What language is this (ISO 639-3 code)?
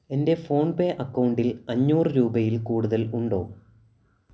mal